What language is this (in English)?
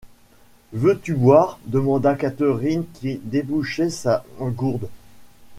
French